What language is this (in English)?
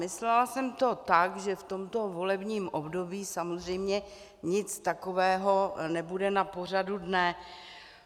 Czech